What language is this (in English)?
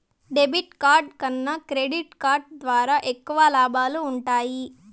Telugu